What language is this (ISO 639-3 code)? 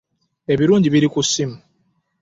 lug